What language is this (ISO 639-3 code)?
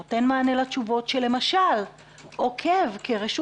heb